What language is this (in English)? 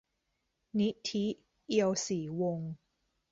Thai